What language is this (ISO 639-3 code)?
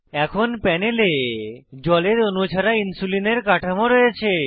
ben